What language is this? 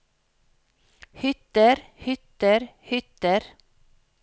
Norwegian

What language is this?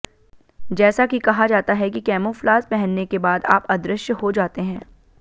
Hindi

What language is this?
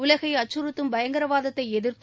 Tamil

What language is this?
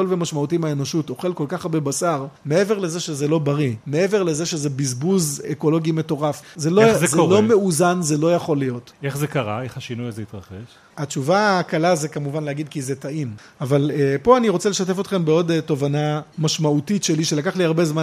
Hebrew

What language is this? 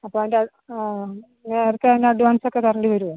Malayalam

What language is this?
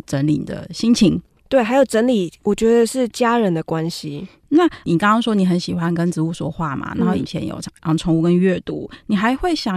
Chinese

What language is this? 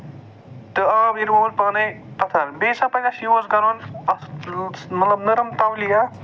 Kashmiri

